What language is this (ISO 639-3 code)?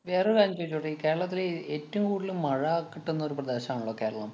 mal